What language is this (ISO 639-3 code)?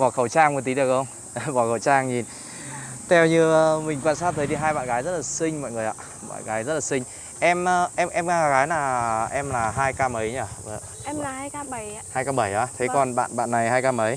vie